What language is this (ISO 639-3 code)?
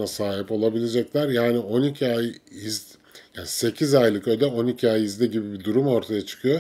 tur